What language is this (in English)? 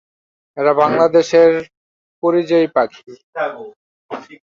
Bangla